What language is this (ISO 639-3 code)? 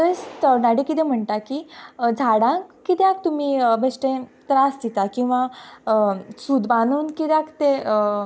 kok